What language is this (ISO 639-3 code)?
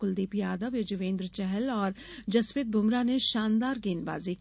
hin